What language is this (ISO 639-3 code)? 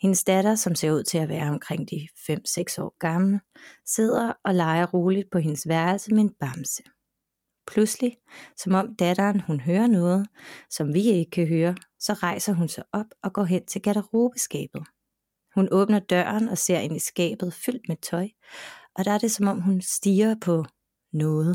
dan